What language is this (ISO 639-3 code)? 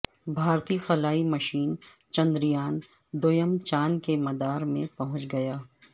urd